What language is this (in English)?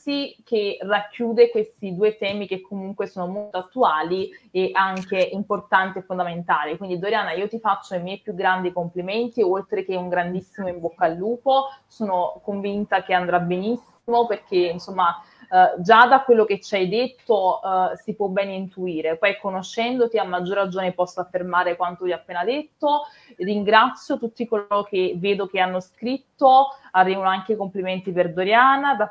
Italian